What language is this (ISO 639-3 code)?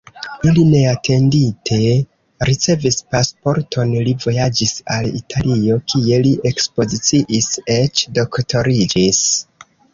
epo